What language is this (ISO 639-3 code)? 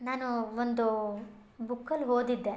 kan